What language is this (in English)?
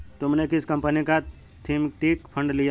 Hindi